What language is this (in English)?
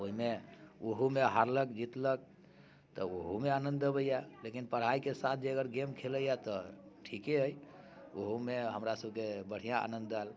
Maithili